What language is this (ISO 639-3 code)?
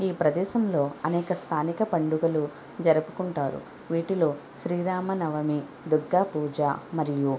tel